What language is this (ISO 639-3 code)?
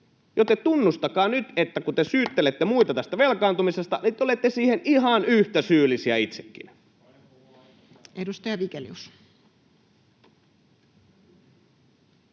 fin